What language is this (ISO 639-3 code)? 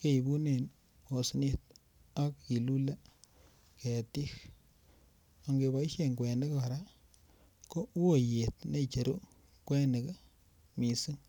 kln